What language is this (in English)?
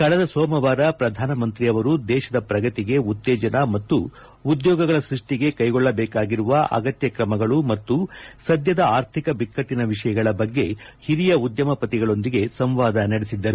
Kannada